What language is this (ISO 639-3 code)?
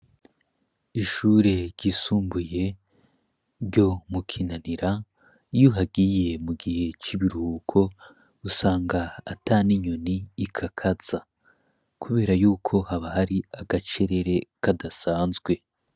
run